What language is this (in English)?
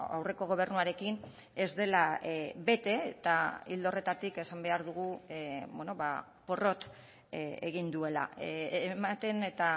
Basque